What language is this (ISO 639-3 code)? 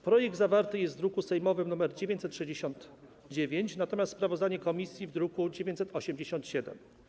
pol